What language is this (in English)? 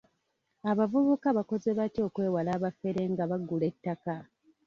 Ganda